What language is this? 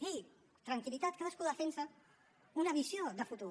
Catalan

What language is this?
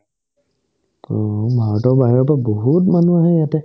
Assamese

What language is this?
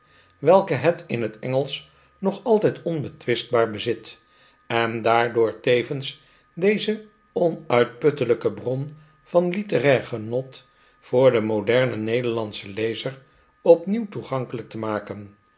Dutch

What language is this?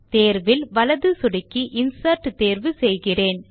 Tamil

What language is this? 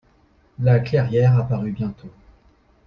French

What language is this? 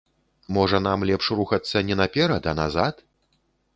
Belarusian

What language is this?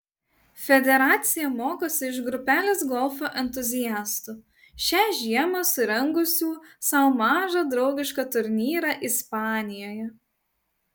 Lithuanian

